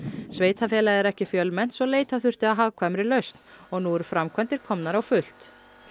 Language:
Icelandic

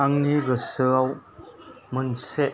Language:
Bodo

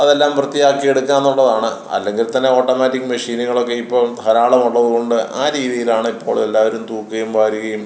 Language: Malayalam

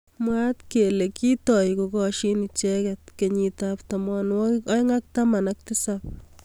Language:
Kalenjin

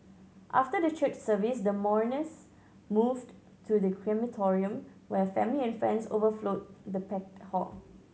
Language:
English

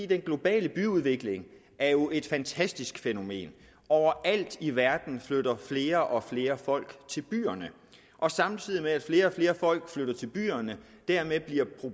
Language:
Danish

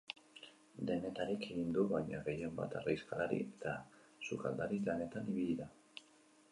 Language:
Basque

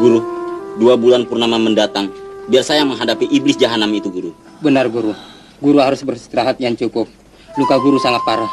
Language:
Indonesian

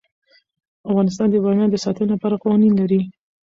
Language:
Pashto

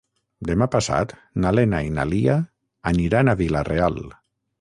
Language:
Catalan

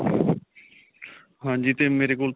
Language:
Punjabi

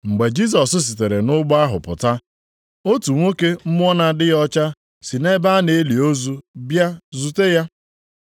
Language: Igbo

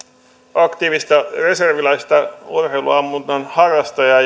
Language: Finnish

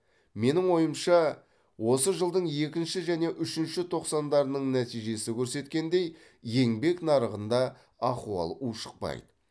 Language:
Kazakh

